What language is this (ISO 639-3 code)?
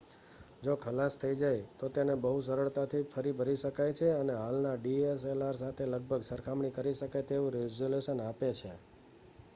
guj